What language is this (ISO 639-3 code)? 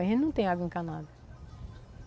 por